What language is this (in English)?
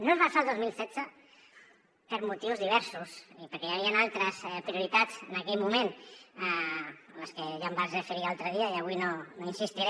Catalan